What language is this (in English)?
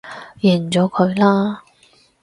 Cantonese